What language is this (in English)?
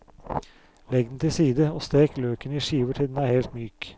Norwegian